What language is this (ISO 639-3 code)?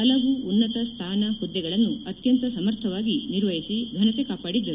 kan